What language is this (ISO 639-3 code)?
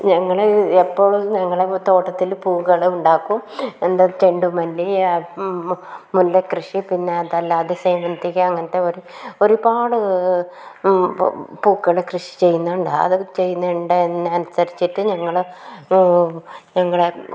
mal